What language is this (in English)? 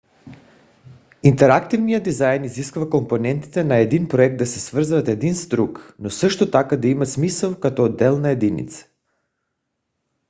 Bulgarian